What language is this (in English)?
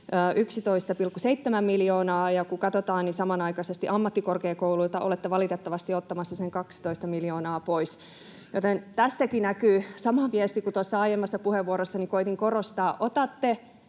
Finnish